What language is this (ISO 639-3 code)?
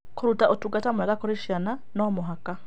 kik